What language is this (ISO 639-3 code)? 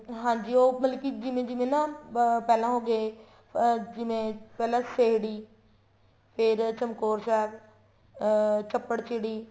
pan